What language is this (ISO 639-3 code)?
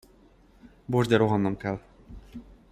hun